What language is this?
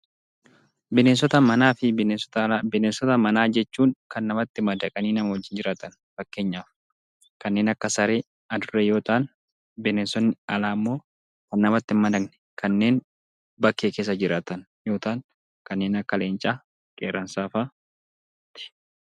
Oromo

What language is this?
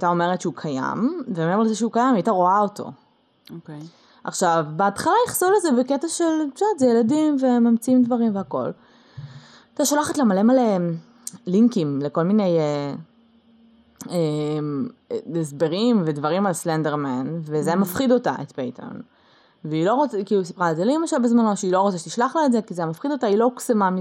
Hebrew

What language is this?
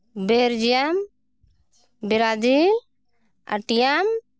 Santali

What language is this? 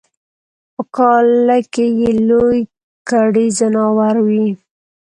Pashto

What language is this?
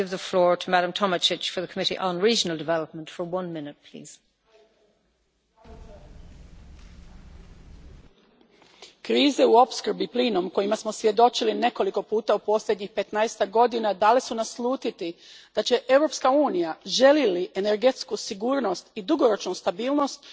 Croatian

